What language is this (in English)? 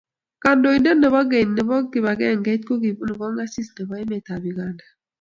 Kalenjin